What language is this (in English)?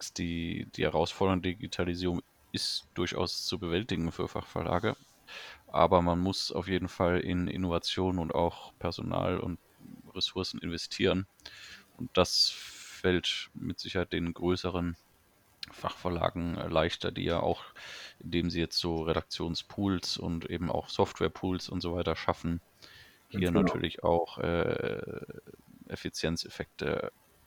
German